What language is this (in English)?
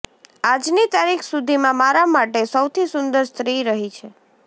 Gujarati